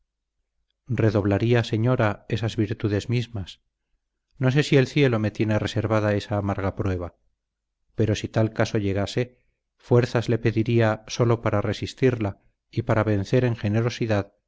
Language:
Spanish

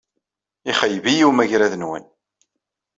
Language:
Kabyle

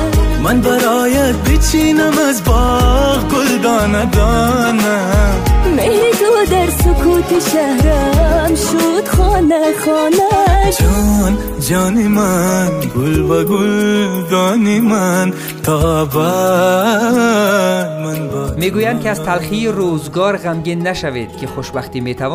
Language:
Persian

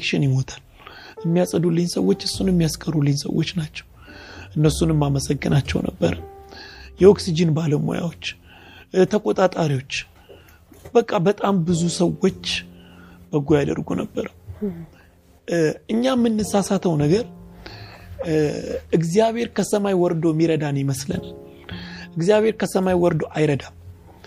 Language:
Amharic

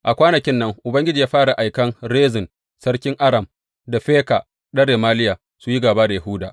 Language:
Hausa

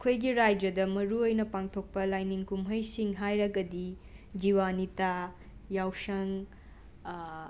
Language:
Manipuri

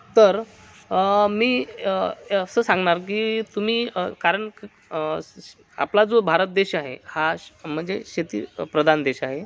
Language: Marathi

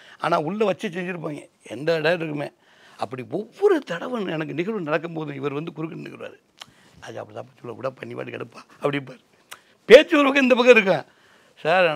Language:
Tamil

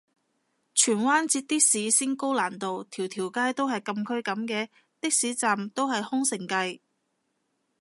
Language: Cantonese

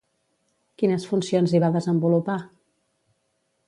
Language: Catalan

